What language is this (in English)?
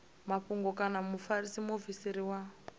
Venda